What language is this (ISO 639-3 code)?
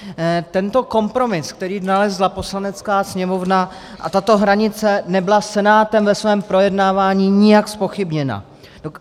ces